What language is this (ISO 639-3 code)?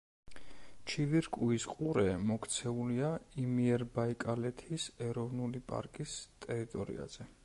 kat